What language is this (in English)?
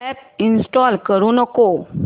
Marathi